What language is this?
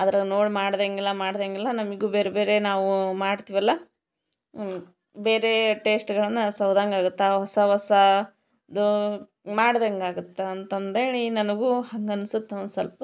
Kannada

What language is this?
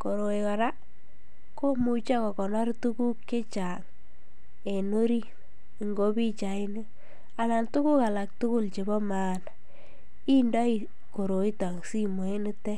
Kalenjin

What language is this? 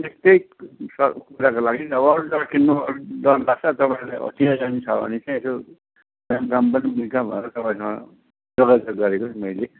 Nepali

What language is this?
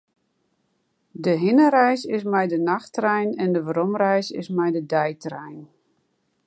Western Frisian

